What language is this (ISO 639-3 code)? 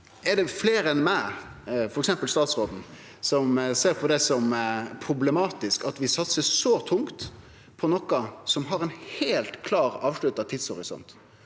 nor